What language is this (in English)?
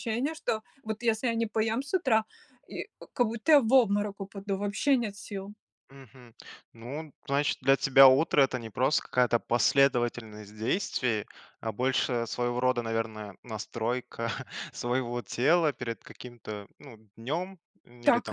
Russian